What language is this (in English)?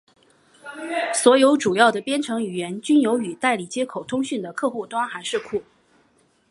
Chinese